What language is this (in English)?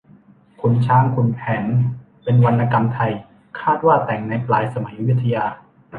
Thai